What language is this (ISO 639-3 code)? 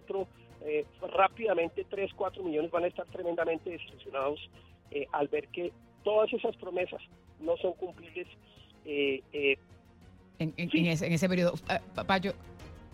spa